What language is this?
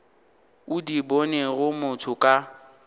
Northern Sotho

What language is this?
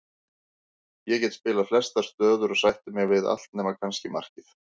Icelandic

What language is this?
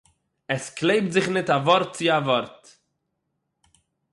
Yiddish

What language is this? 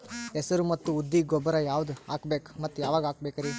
Kannada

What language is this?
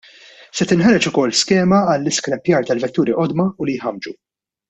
Maltese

